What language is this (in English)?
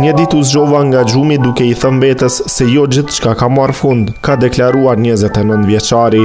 Romanian